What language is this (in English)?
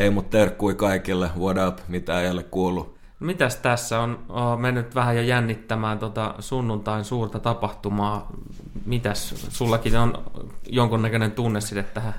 Finnish